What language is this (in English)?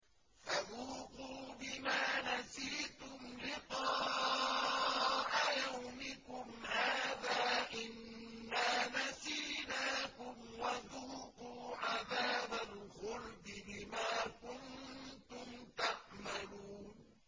Arabic